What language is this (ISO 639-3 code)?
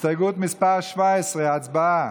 heb